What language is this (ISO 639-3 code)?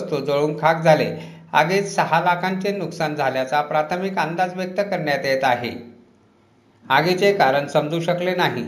mar